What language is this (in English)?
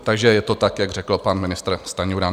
Czech